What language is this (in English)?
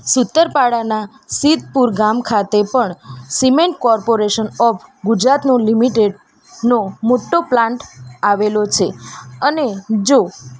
Gujarati